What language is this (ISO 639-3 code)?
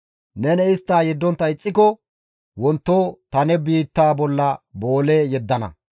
gmv